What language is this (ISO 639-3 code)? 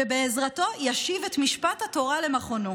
heb